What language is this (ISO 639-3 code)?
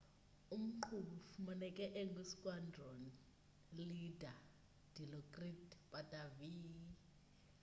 xho